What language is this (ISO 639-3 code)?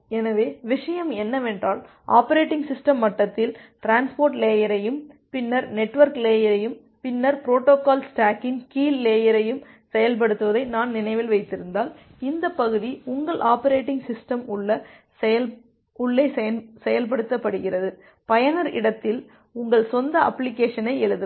tam